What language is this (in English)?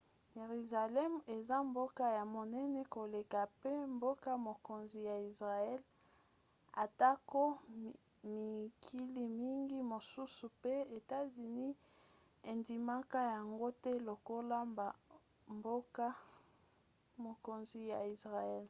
Lingala